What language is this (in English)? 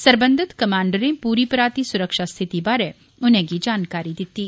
Dogri